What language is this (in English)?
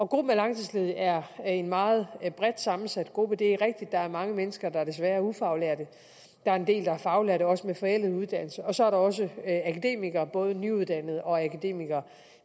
Danish